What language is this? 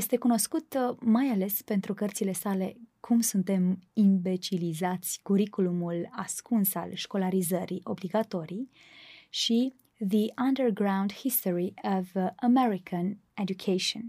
Romanian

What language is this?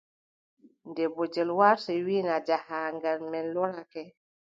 Adamawa Fulfulde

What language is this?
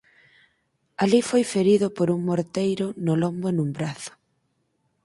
Galician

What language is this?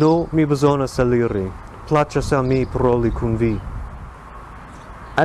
English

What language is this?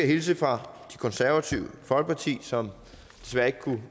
Danish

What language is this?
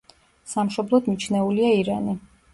Georgian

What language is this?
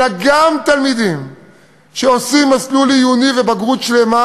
Hebrew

